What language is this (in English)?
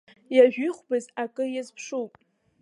Abkhazian